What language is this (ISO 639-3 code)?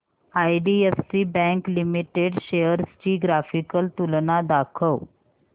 mar